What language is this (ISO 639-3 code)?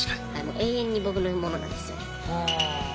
jpn